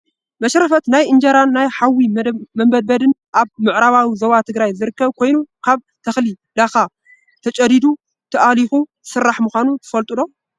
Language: Tigrinya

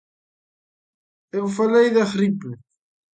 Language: Galician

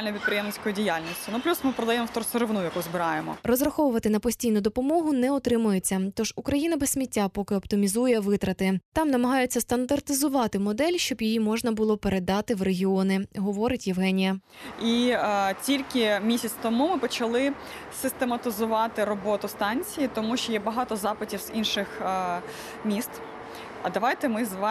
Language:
Ukrainian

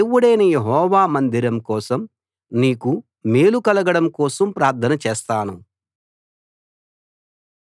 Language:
Telugu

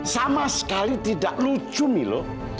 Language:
Indonesian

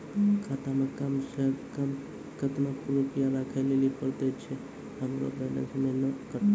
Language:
Maithili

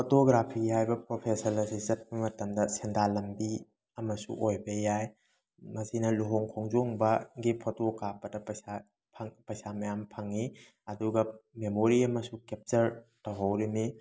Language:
Manipuri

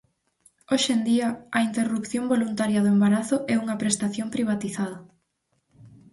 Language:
Galician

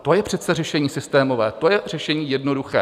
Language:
Czech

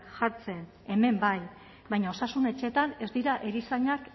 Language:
Basque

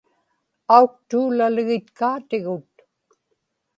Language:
Inupiaq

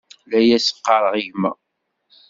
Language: Kabyle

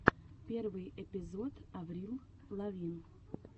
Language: Russian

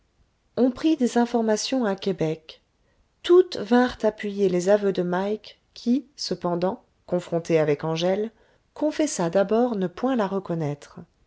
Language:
French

